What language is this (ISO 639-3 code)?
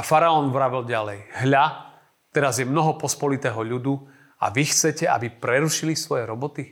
slk